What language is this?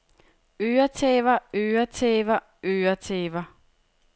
Danish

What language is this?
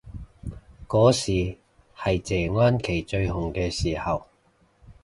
Cantonese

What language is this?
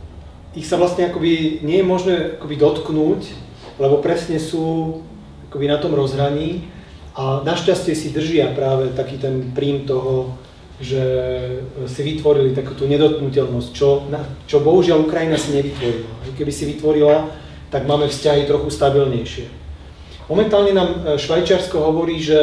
Czech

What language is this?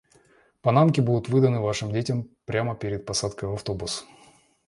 Russian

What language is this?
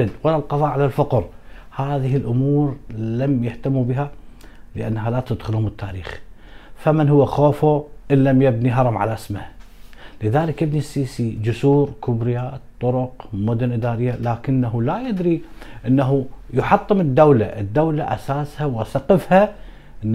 Arabic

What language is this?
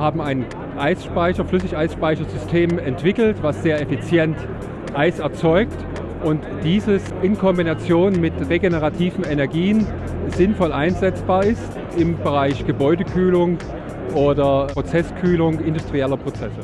German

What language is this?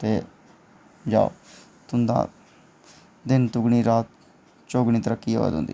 Dogri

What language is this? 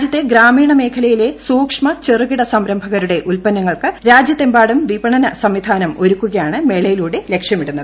Malayalam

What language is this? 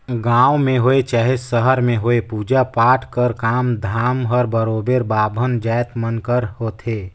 Chhattisgarhi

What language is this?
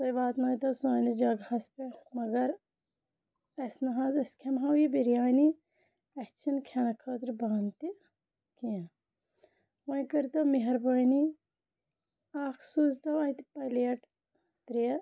Kashmiri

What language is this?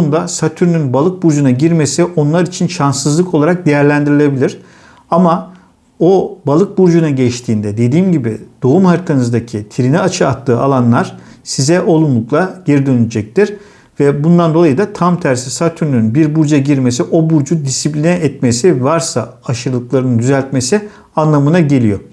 Turkish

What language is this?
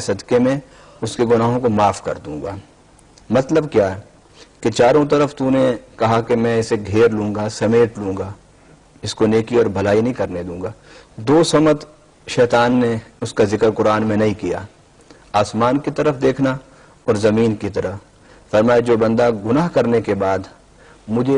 Urdu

